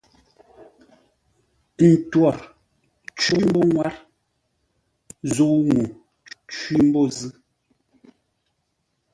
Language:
Ngombale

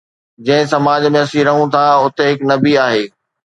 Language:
Sindhi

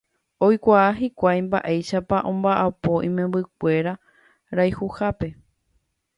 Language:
Guarani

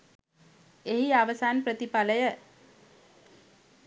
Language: Sinhala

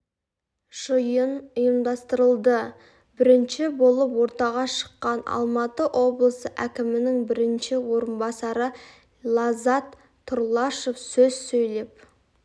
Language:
Kazakh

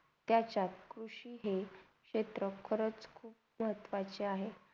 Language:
Marathi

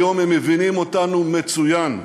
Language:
Hebrew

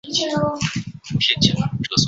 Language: Chinese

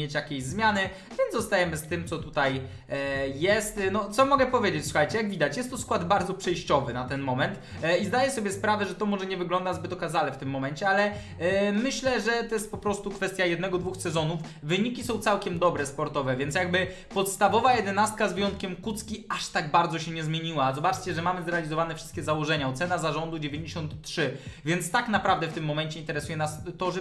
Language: Polish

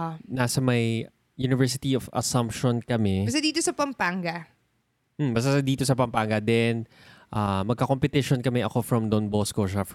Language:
Filipino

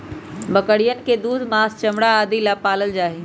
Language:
Magahi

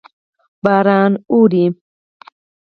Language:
Pashto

